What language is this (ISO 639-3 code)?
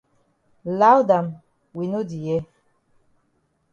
wes